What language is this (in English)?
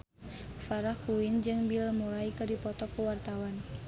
Sundanese